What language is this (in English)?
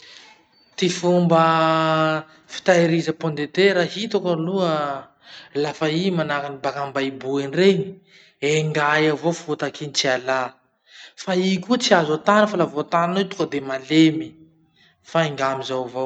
Masikoro Malagasy